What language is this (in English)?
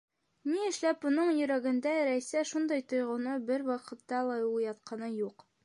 Bashkir